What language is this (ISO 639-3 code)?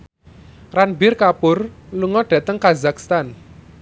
jav